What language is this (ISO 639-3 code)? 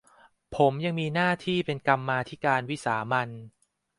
tha